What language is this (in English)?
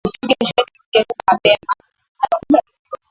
Swahili